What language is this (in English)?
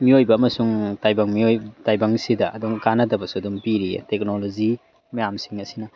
Manipuri